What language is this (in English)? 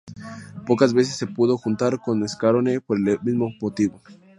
Spanish